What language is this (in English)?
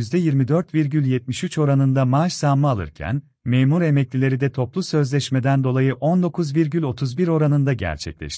Turkish